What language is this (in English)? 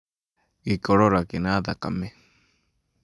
Kikuyu